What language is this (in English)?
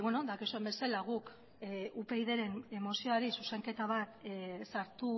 Basque